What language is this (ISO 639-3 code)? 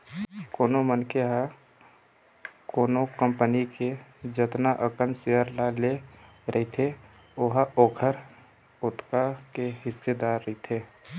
hne